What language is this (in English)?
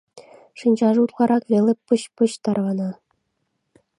Mari